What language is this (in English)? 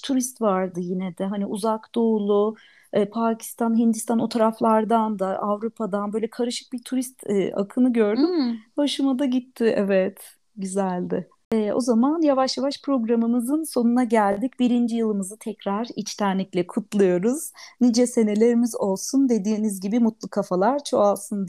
Turkish